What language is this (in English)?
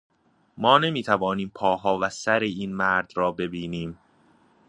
Persian